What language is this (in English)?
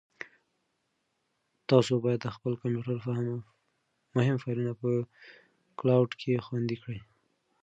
Pashto